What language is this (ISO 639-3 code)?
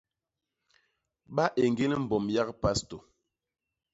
bas